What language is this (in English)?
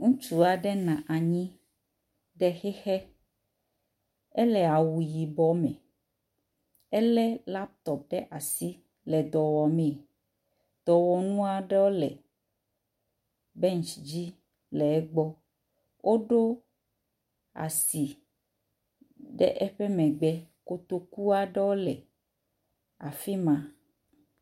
Ewe